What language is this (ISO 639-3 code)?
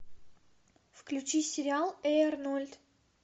rus